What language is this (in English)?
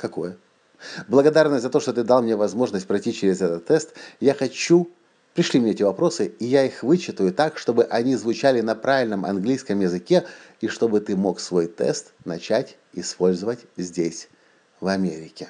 Russian